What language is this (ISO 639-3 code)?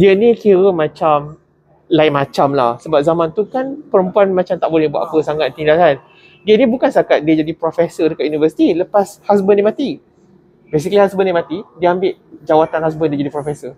msa